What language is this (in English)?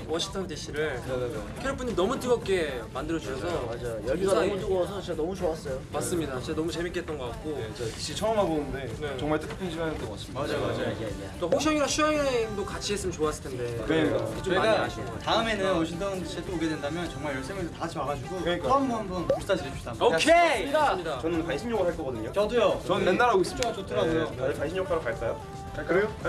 Korean